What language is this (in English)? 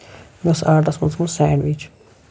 Kashmiri